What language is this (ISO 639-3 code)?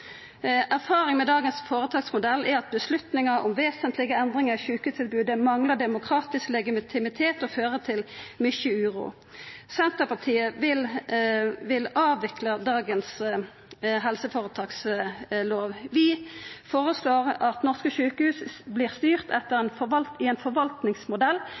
nno